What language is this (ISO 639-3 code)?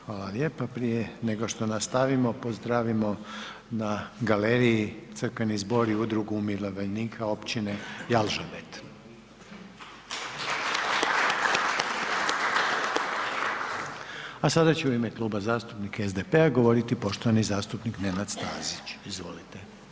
hrv